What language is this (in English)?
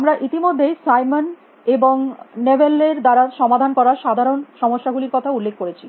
Bangla